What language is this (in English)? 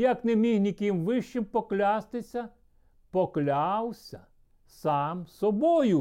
Ukrainian